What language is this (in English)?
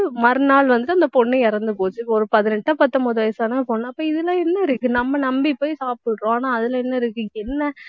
Tamil